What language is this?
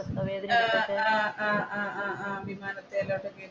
Malayalam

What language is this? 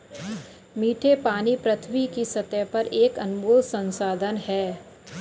Hindi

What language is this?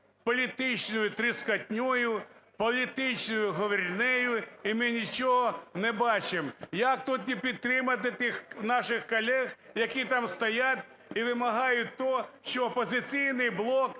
Ukrainian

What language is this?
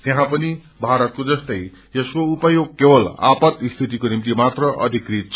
Nepali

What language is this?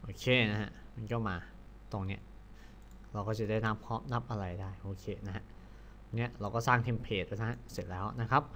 Thai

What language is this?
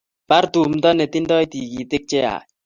Kalenjin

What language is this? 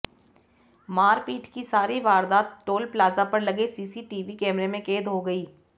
Hindi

